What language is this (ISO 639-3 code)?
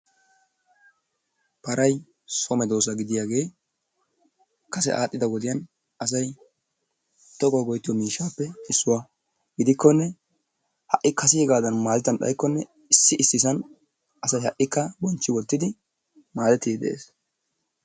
wal